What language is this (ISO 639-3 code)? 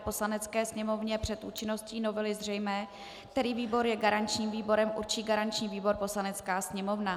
ces